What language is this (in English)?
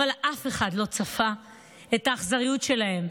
Hebrew